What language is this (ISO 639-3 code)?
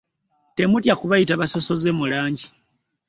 lug